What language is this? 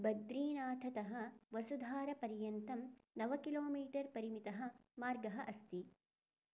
Sanskrit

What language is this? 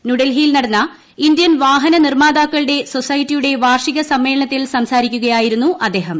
Malayalam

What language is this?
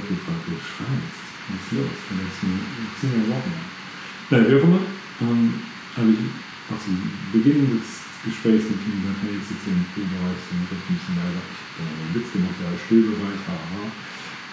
German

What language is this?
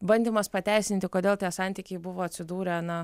Lithuanian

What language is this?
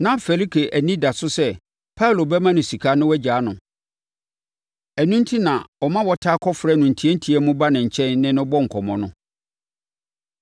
Akan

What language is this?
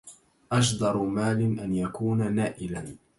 Arabic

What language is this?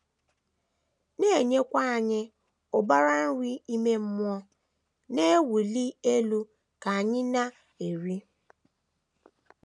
Igbo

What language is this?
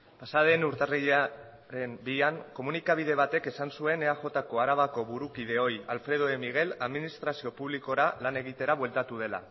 Basque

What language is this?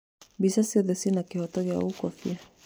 Kikuyu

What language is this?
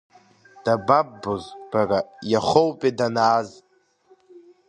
Abkhazian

